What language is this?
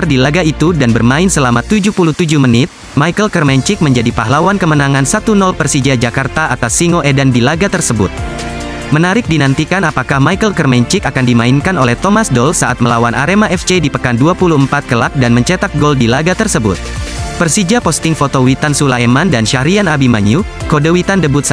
Indonesian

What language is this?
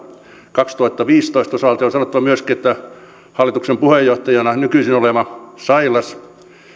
Finnish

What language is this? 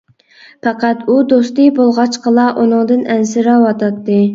Uyghur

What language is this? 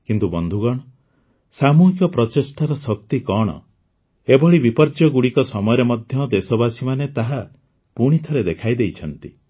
Odia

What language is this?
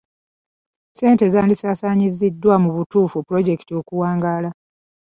Ganda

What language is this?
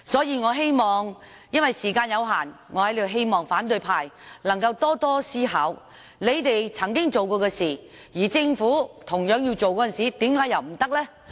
Cantonese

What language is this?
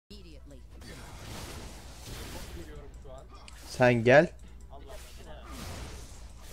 Dutch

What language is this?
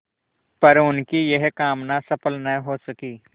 Hindi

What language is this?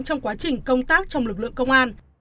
Vietnamese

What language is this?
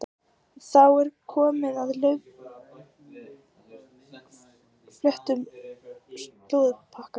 Icelandic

